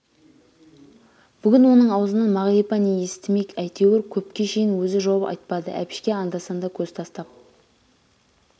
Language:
Kazakh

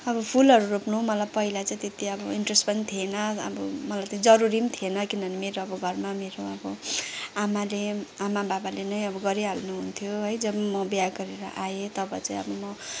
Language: Nepali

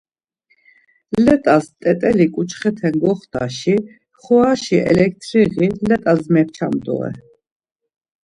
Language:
Laz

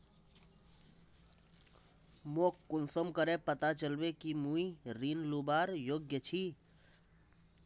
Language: Magahi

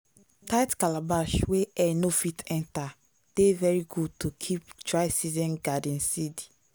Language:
Nigerian Pidgin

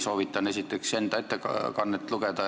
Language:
Estonian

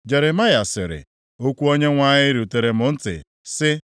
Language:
Igbo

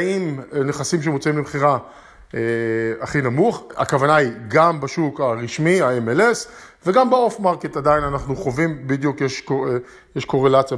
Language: Hebrew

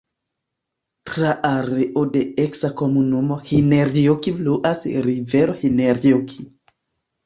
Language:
Esperanto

